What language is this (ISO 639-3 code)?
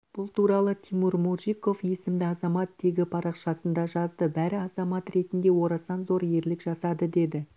kaz